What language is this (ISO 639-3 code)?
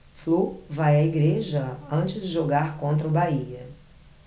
por